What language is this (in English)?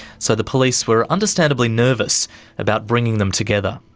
English